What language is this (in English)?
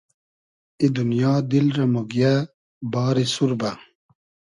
Hazaragi